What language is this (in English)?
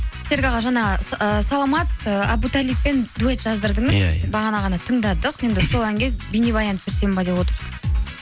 Kazakh